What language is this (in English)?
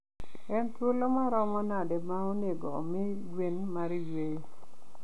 Luo (Kenya and Tanzania)